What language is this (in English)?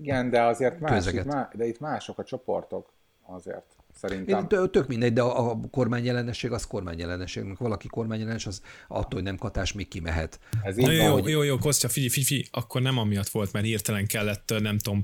Hungarian